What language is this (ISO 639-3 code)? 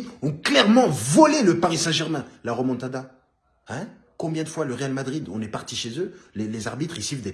fra